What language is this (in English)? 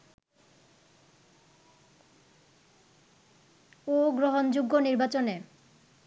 Bangla